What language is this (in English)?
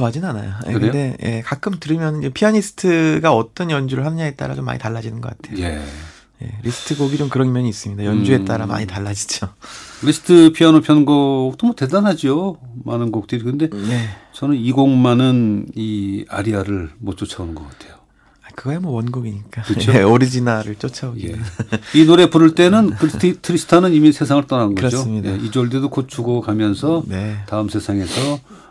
Korean